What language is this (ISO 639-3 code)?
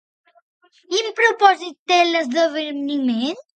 cat